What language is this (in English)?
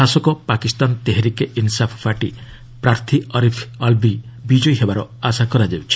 Odia